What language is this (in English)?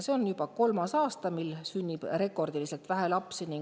Estonian